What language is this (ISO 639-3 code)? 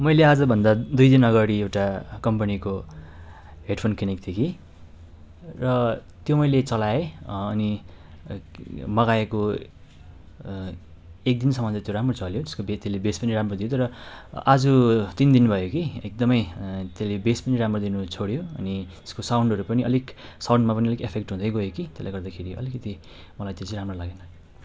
nep